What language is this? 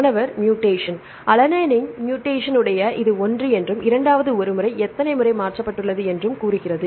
Tamil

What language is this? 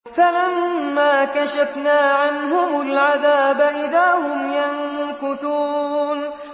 Arabic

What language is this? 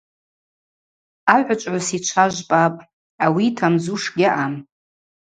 Abaza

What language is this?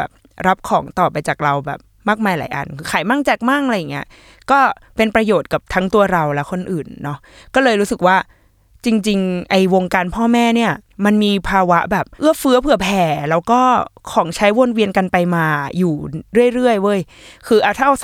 Thai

